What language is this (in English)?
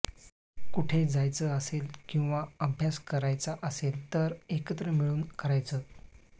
Marathi